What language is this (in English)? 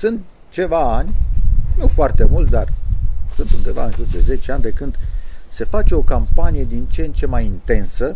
Romanian